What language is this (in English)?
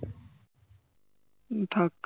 Bangla